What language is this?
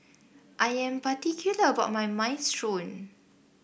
English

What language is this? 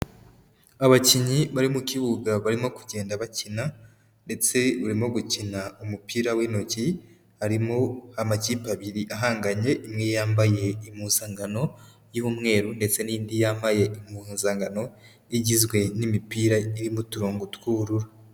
Kinyarwanda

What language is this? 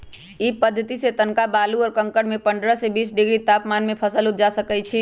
Magahi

